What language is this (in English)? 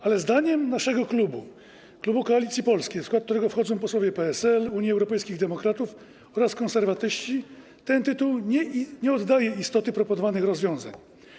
Polish